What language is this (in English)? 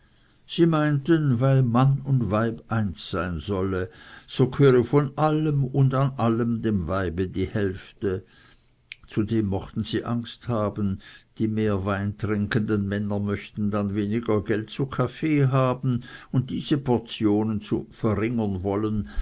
German